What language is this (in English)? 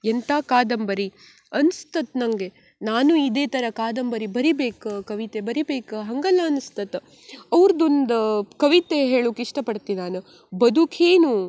Kannada